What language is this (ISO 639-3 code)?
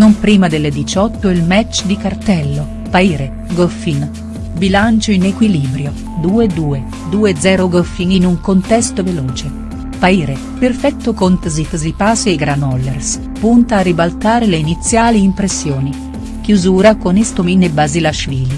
ita